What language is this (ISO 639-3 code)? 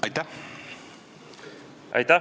est